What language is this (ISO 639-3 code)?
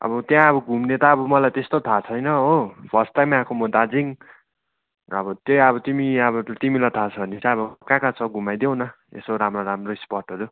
nep